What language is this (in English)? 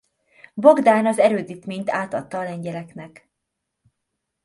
Hungarian